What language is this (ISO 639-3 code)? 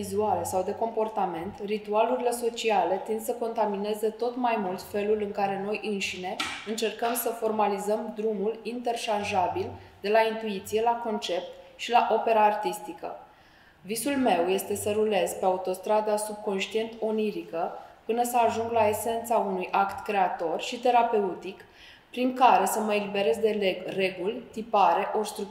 ron